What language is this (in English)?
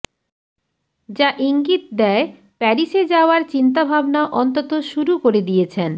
Bangla